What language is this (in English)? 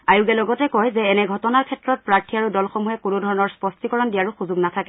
Assamese